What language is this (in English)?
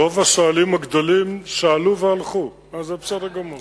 Hebrew